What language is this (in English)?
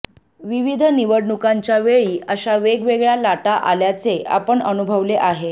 Marathi